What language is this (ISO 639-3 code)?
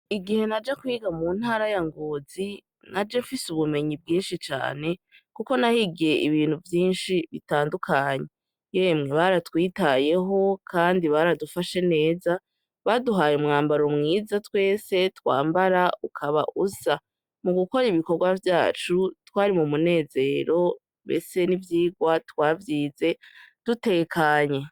run